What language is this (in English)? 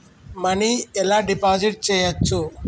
Telugu